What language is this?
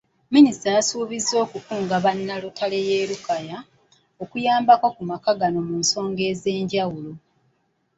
Ganda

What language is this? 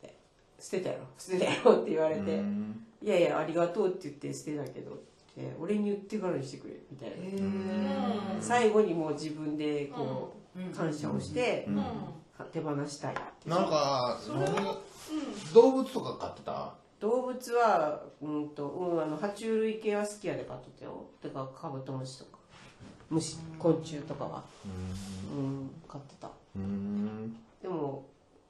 Japanese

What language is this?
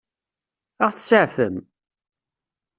Kabyle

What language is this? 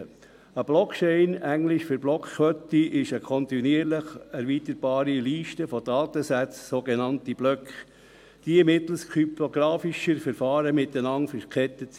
Swiss German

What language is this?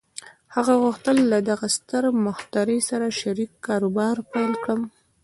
Pashto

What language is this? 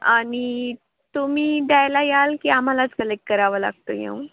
Marathi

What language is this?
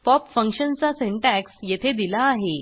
Marathi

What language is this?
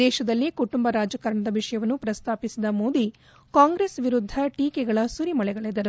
Kannada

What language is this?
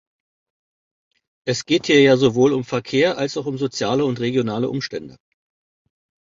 German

